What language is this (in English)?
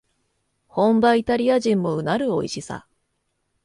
Japanese